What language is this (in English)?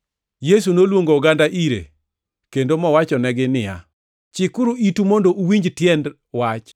Luo (Kenya and Tanzania)